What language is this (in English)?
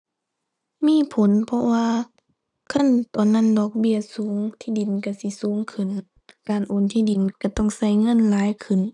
Thai